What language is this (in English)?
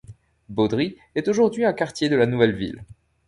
French